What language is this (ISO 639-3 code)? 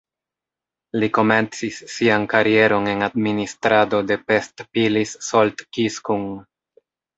epo